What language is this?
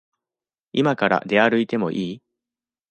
Japanese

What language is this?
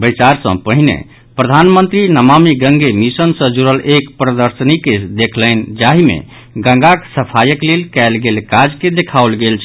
Maithili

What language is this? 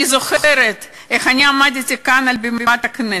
Hebrew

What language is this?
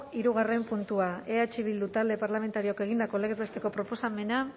Basque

